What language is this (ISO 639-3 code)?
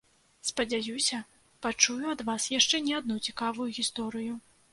bel